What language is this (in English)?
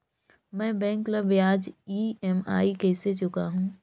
Chhattisgarhi